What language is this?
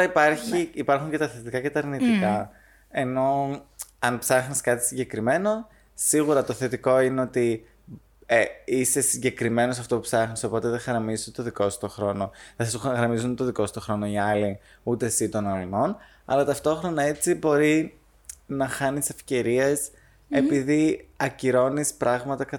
Greek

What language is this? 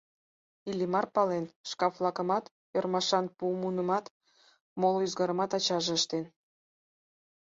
Mari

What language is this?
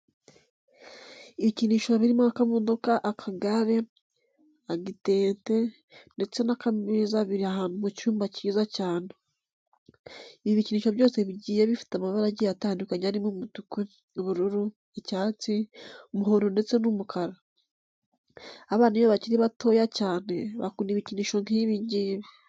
Kinyarwanda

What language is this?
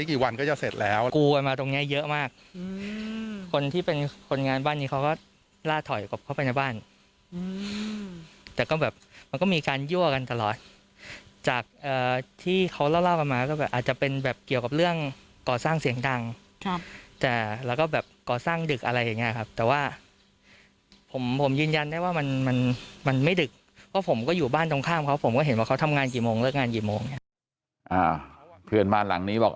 Thai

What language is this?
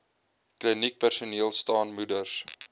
Afrikaans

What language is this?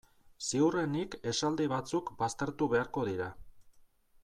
Basque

